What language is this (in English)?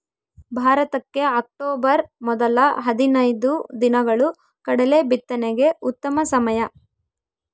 Kannada